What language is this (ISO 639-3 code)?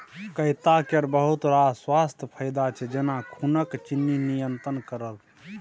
mai